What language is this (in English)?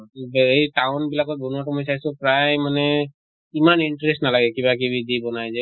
Assamese